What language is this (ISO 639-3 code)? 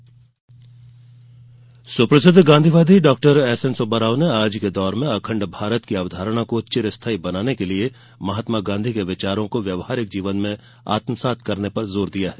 hin